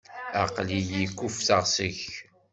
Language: Kabyle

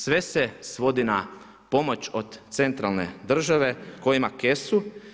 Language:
Croatian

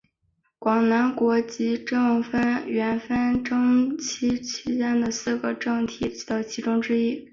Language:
Chinese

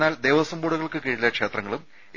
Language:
Malayalam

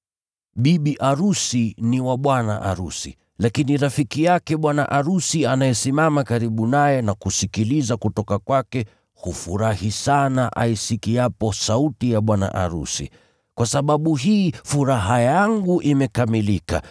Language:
Swahili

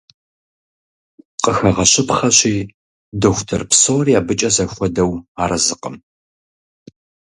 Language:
Kabardian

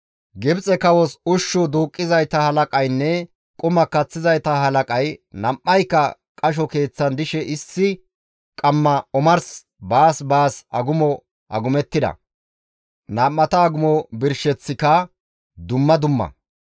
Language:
Gamo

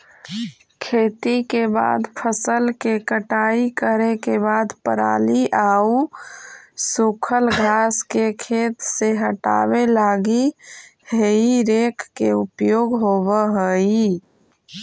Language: Magahi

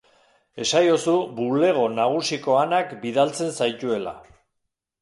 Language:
Basque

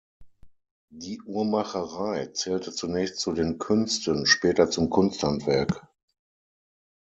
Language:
German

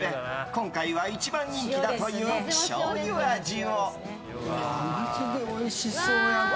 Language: Japanese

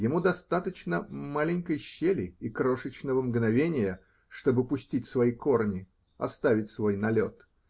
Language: Russian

